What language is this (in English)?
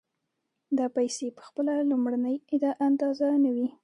Pashto